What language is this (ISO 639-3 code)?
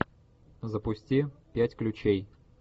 rus